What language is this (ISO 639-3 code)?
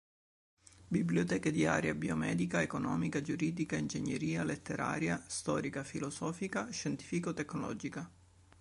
ita